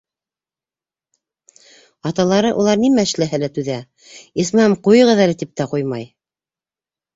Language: Bashkir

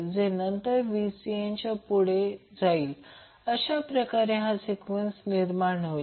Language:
Marathi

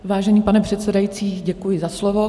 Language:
Czech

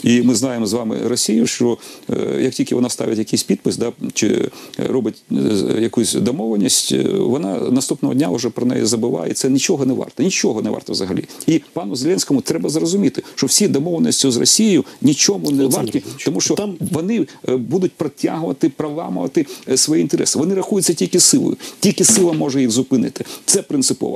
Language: Ukrainian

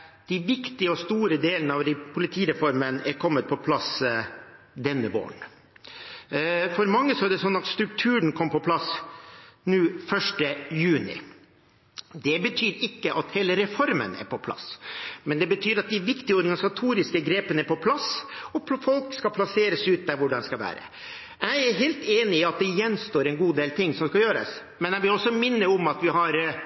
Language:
Norwegian Bokmål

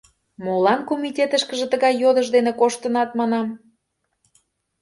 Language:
Mari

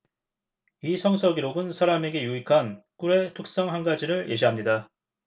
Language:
Korean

